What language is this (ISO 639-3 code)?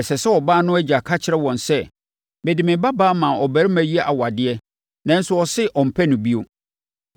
aka